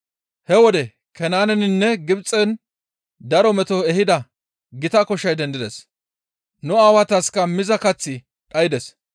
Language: Gamo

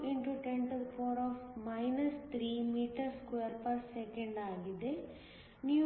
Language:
Kannada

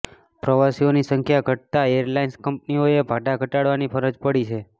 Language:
Gujarati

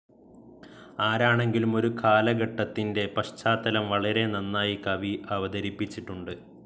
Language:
Malayalam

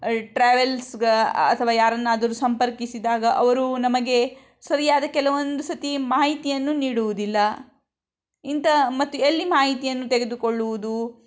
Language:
Kannada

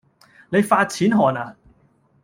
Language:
Cantonese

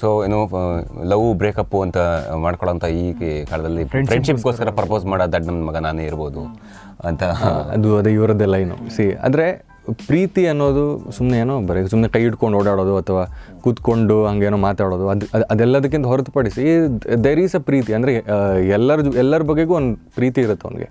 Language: Kannada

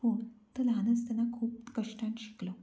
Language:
Konkani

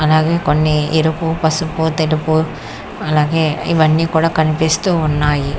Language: Telugu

